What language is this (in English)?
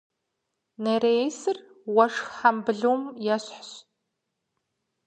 Kabardian